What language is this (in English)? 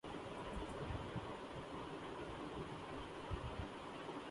Urdu